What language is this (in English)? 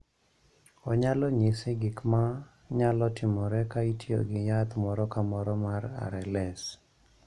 Luo (Kenya and Tanzania)